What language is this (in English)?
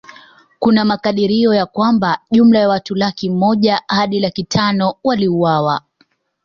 Swahili